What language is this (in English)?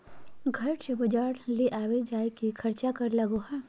Magahi